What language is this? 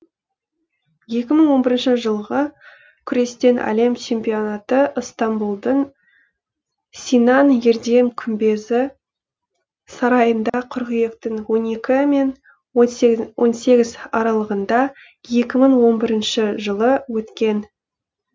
Kazakh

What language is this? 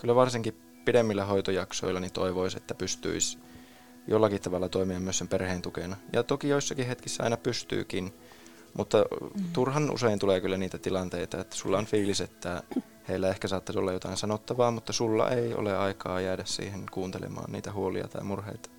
Finnish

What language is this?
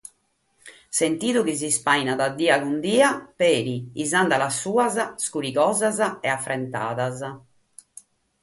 Sardinian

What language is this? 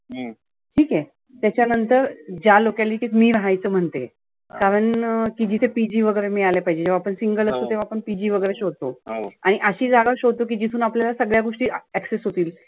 Marathi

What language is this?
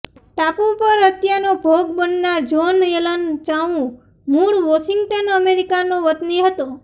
Gujarati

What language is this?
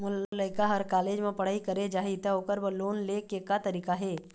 Chhattisgarhi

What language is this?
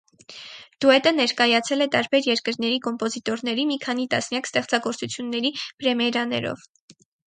Armenian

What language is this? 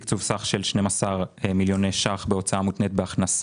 Hebrew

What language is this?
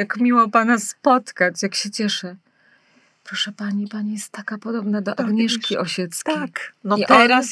Polish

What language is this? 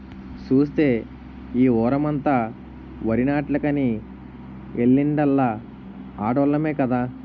Telugu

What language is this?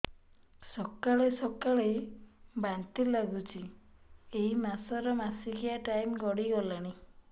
Odia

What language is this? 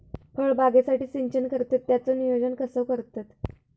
Marathi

